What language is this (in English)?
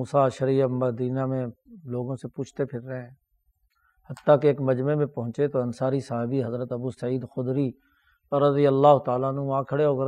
Urdu